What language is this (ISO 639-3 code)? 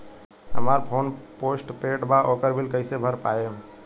bho